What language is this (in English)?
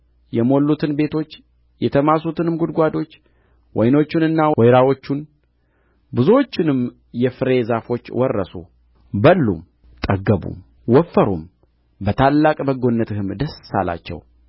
Amharic